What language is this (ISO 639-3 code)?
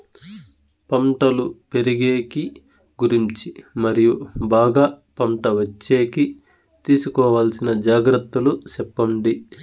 tel